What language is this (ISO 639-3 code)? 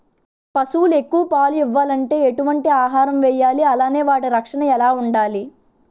tel